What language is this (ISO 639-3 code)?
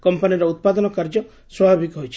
ori